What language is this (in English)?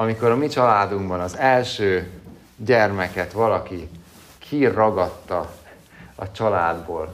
Hungarian